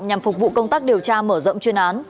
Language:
Vietnamese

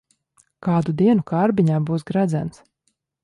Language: Latvian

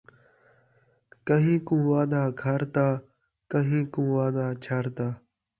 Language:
Saraiki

